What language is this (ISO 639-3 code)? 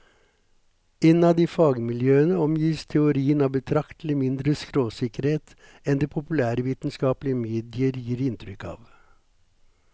nor